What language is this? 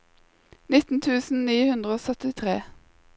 Norwegian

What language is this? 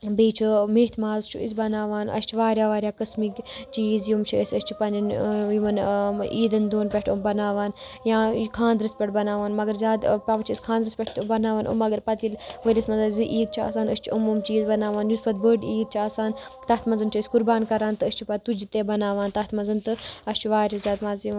Kashmiri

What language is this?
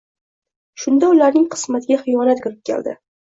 Uzbek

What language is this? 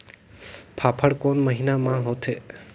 Chhattisgarhi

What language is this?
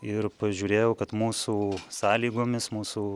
Lithuanian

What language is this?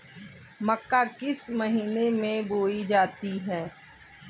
Hindi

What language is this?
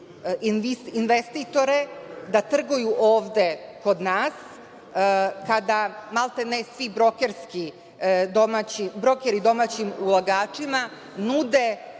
Serbian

